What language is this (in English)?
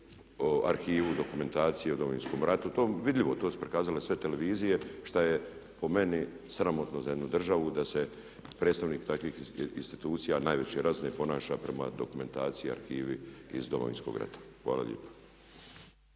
Croatian